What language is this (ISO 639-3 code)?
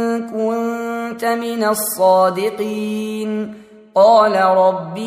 ara